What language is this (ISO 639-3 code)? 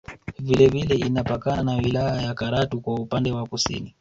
swa